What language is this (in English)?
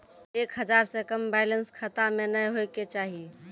Maithili